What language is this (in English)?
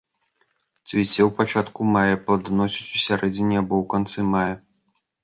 Belarusian